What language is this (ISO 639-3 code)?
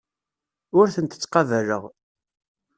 kab